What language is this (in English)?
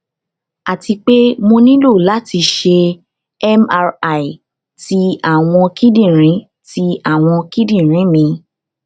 Yoruba